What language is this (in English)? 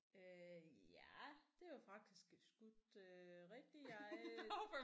Danish